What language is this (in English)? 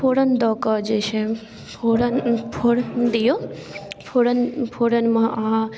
Maithili